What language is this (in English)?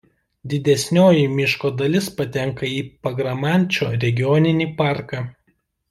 Lithuanian